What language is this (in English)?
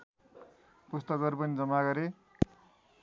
Nepali